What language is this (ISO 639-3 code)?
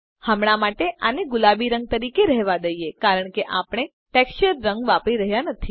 guj